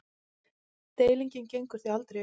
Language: Icelandic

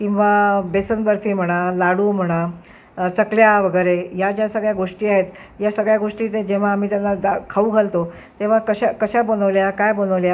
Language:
Marathi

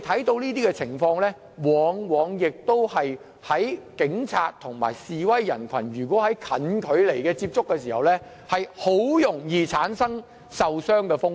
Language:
Cantonese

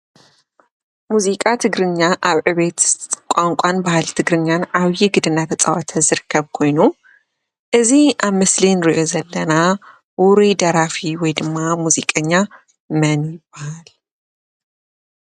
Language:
Tigrinya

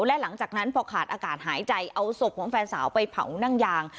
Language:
Thai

